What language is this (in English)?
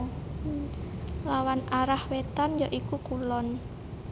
Javanese